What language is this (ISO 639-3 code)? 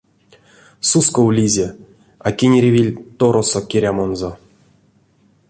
myv